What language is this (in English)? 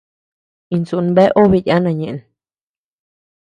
Tepeuxila Cuicatec